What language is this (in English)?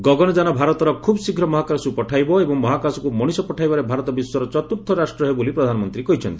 Odia